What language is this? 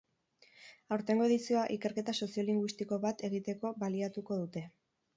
Basque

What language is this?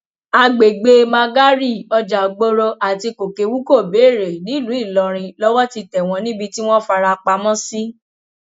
Yoruba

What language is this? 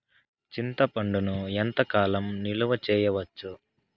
Telugu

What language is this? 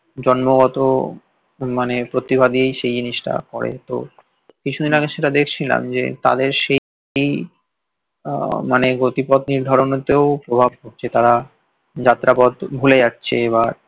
Bangla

